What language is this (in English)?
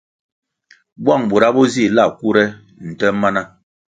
Kwasio